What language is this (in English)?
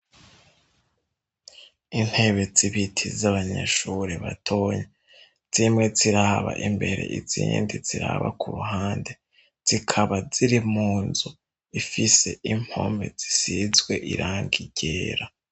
Rundi